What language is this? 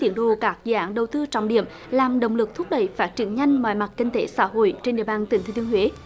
Vietnamese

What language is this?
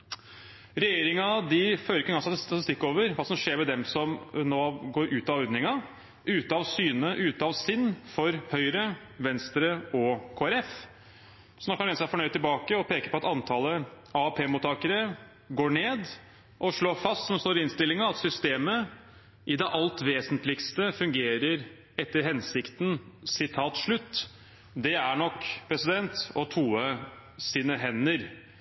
Norwegian Bokmål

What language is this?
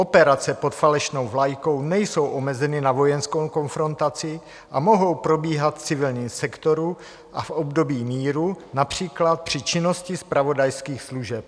Czech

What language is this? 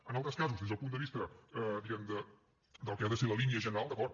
Catalan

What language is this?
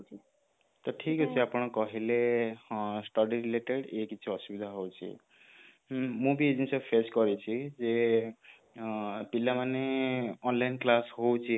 Odia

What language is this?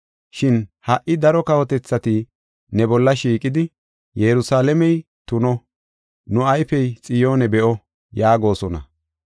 Gofa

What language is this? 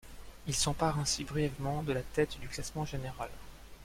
French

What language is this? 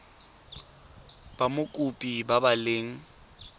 Tswana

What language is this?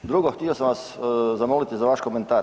Croatian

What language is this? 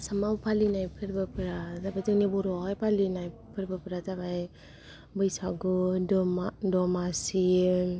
Bodo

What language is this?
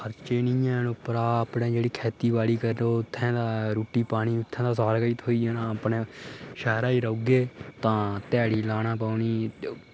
Dogri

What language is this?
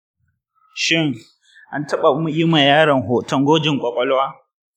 Hausa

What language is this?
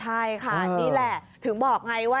Thai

